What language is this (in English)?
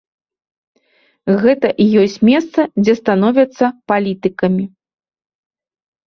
Belarusian